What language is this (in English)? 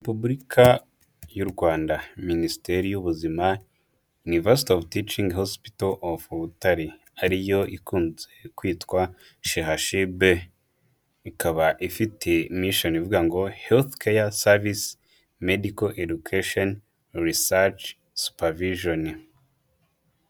Kinyarwanda